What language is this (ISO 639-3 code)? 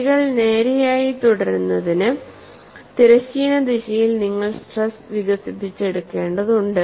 mal